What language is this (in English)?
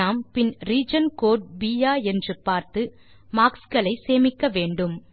Tamil